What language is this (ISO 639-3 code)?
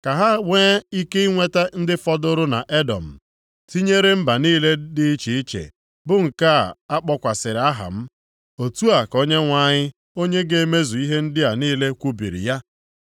ibo